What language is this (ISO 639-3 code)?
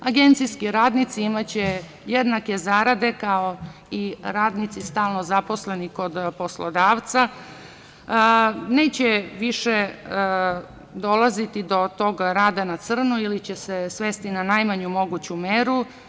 srp